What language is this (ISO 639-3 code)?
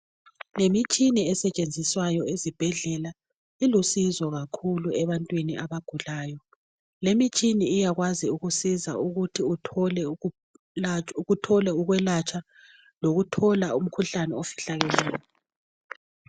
nde